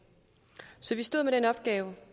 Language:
Danish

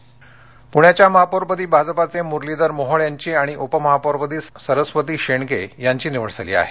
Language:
Marathi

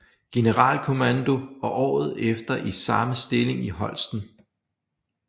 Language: Danish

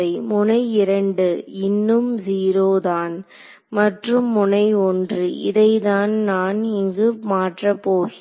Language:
Tamil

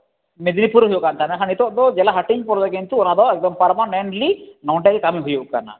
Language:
Santali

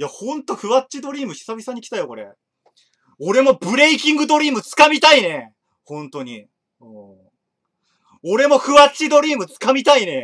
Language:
Japanese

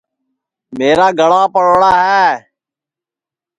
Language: Sansi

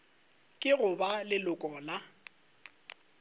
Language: Northern Sotho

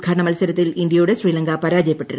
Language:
Malayalam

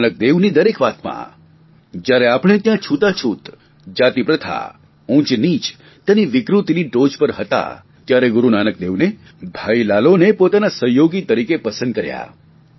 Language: Gujarati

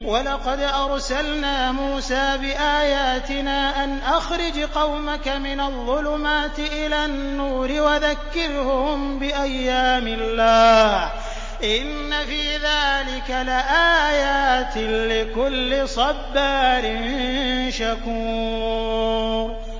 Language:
Arabic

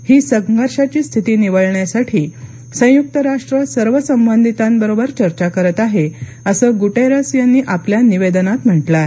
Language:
Marathi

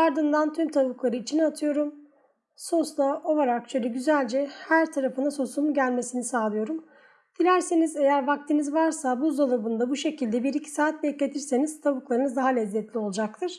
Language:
Turkish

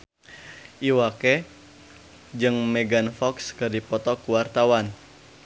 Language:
Sundanese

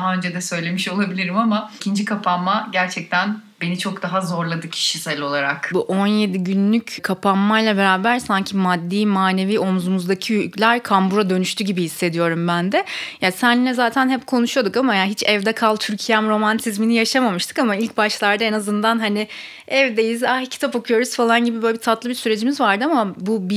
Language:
Turkish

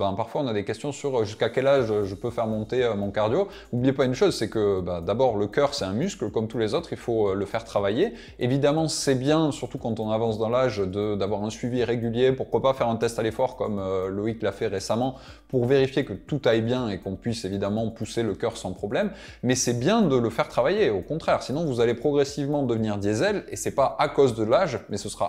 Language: French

